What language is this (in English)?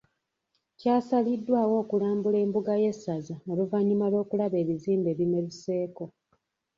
Ganda